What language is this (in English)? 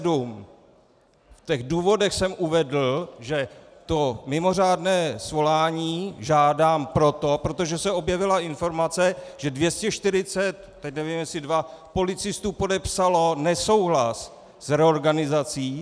Czech